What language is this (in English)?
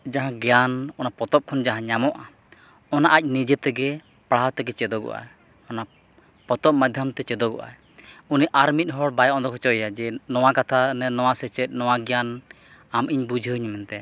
Santali